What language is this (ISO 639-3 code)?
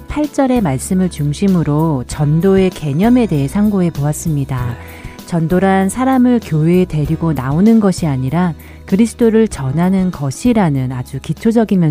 kor